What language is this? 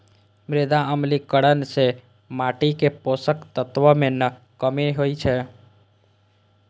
Maithili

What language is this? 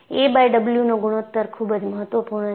Gujarati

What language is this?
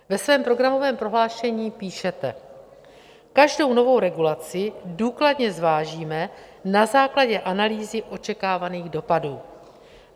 Czech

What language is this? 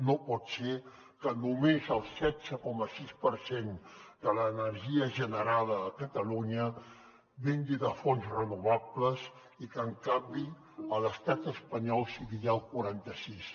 Catalan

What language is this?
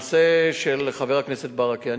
Hebrew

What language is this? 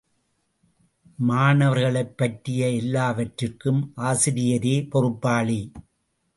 Tamil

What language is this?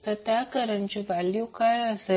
Marathi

